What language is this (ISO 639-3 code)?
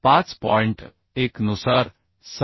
mar